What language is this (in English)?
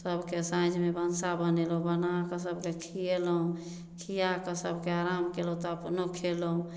Maithili